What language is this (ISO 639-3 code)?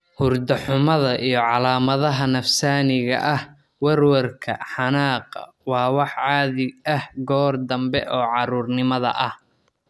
som